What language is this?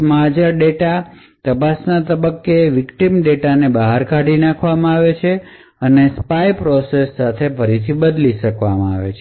Gujarati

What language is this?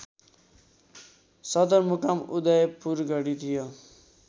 Nepali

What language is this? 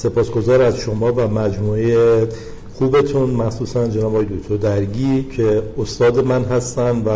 Persian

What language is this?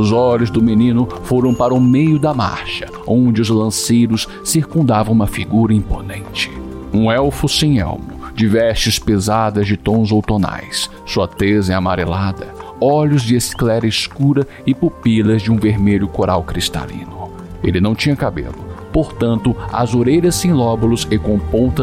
Portuguese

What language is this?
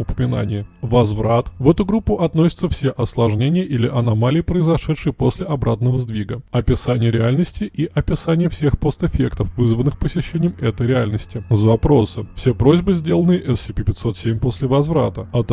Russian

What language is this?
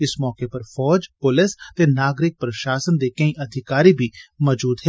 Dogri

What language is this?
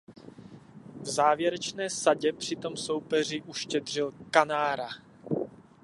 Czech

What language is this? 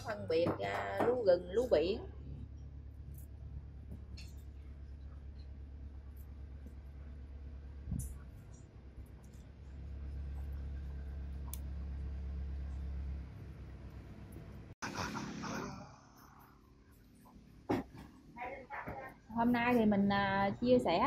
Vietnamese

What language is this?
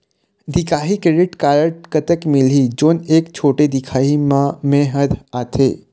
Chhattisgarhi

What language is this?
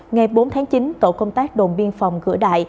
Vietnamese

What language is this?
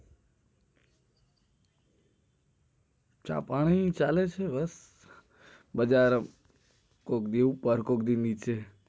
Gujarati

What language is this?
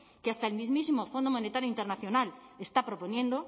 Spanish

